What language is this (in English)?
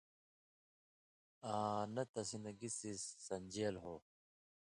Indus Kohistani